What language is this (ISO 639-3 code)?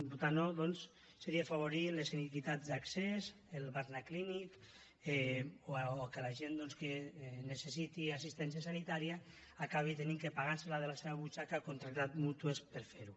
cat